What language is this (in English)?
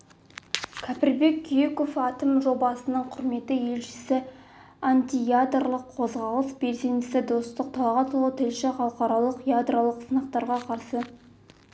Kazakh